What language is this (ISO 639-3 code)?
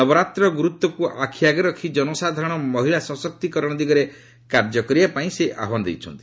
ori